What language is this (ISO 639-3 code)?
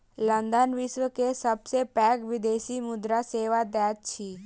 mai